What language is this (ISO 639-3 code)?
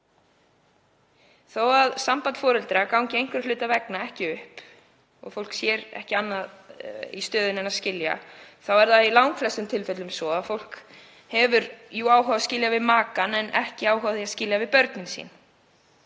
isl